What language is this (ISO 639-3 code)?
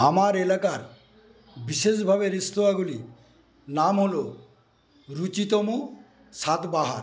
ben